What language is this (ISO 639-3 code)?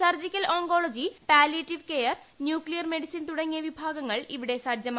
mal